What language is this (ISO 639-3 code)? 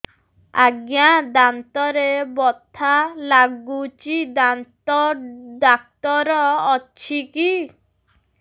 ori